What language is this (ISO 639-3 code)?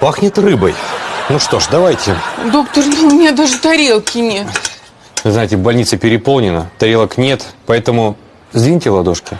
rus